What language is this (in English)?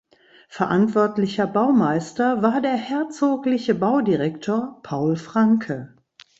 German